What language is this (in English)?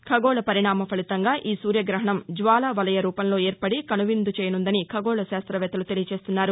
Telugu